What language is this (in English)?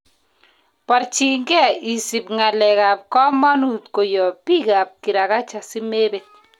Kalenjin